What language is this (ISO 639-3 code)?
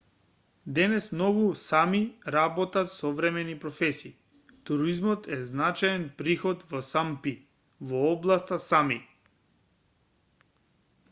mkd